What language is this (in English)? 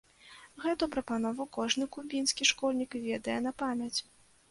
Belarusian